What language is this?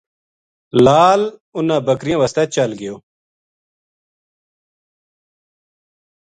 Gujari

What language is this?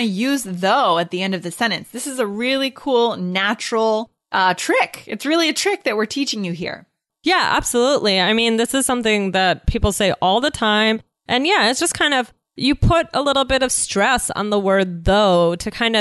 English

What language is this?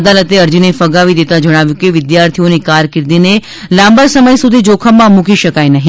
Gujarati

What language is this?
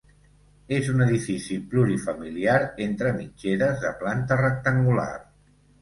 Catalan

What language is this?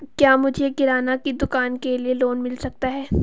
Hindi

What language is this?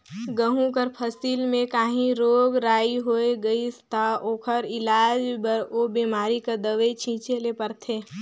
Chhattisgarhi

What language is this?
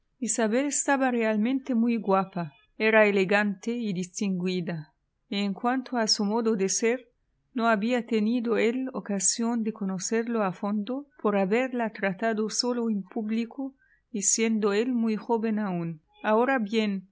Spanish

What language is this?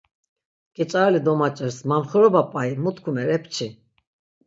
Laz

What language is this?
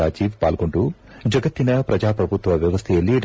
Kannada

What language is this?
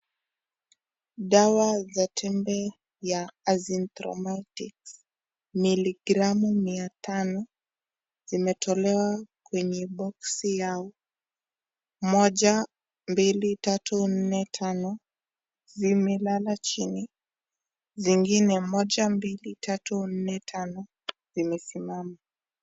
Swahili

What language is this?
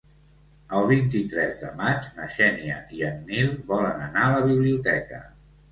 Catalan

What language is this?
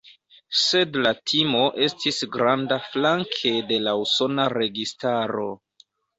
Esperanto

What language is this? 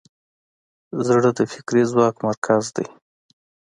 Pashto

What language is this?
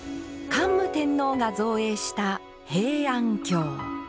Japanese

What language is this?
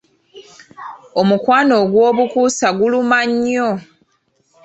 Ganda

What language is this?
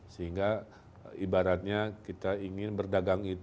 Indonesian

